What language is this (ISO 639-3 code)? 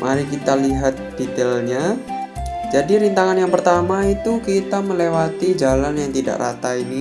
ind